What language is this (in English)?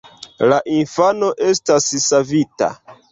Esperanto